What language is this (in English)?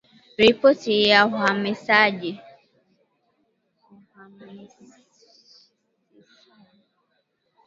Swahili